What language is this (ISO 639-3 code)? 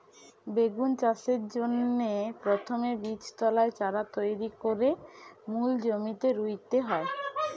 ben